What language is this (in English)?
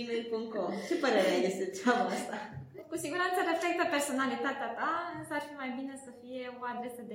Romanian